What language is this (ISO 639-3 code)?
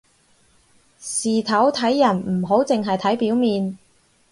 yue